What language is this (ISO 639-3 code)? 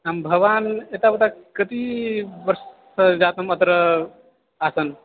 san